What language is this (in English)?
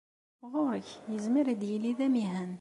Kabyle